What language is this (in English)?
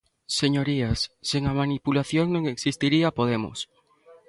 Galician